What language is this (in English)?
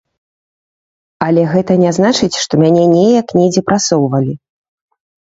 Belarusian